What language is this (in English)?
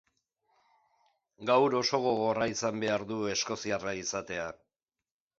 Basque